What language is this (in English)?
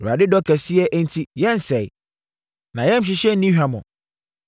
Akan